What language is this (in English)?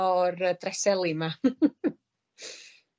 Welsh